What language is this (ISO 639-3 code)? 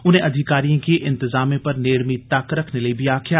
doi